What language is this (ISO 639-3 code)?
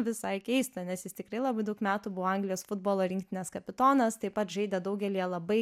lit